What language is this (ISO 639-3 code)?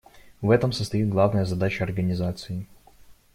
rus